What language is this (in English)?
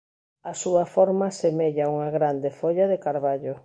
Galician